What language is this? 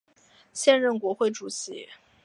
Chinese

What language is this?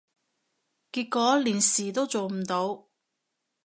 Cantonese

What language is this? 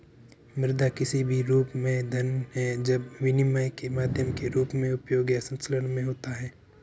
Hindi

